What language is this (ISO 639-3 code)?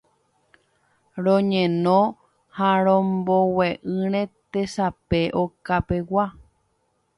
grn